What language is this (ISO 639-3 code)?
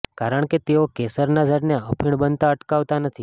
guj